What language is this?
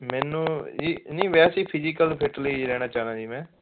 Punjabi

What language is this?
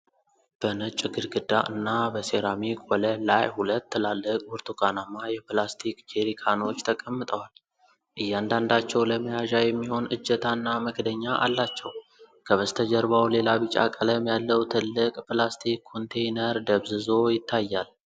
Amharic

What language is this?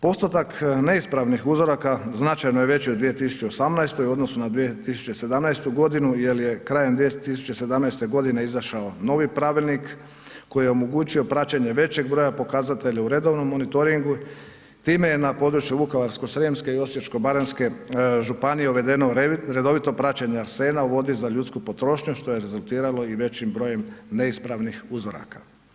Croatian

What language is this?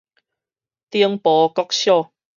Min Nan Chinese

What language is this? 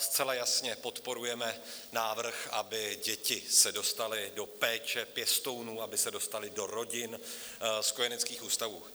Czech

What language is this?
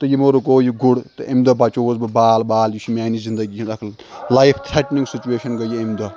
Kashmiri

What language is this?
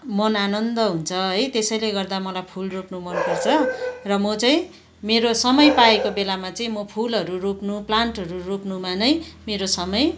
Nepali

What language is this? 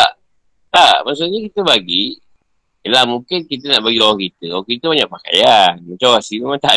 Malay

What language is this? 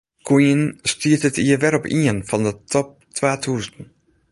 Western Frisian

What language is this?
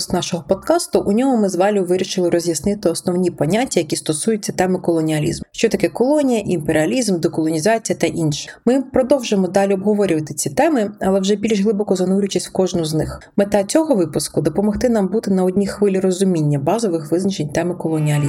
Ukrainian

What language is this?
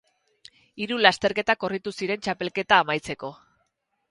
Basque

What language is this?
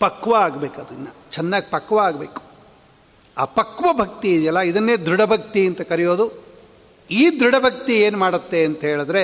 Kannada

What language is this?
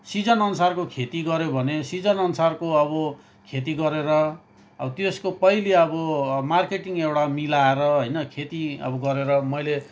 Nepali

